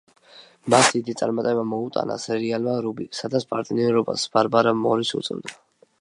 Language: Georgian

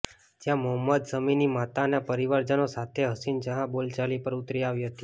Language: Gujarati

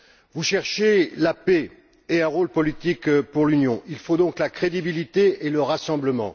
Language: French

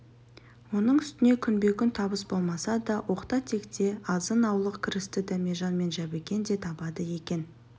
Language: Kazakh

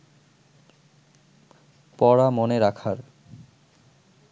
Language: Bangla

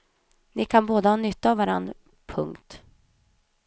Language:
Swedish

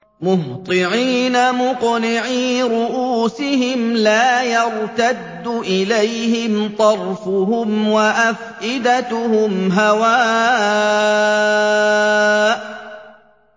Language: Arabic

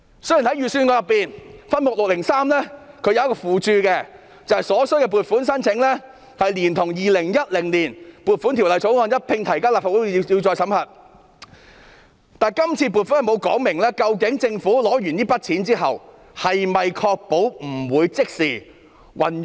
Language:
Cantonese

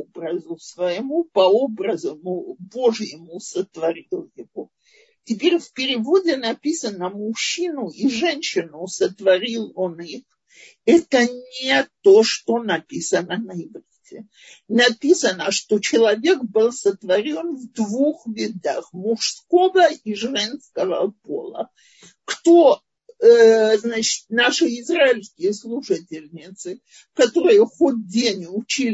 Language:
Russian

